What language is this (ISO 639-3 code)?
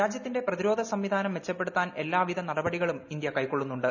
mal